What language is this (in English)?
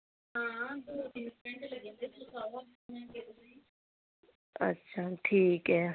Dogri